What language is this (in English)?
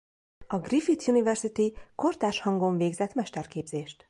Hungarian